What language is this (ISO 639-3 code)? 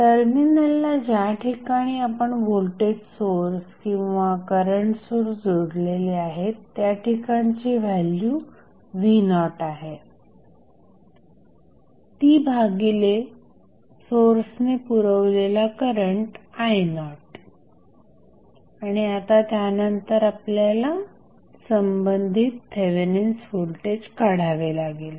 mar